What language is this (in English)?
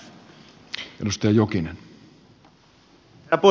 Finnish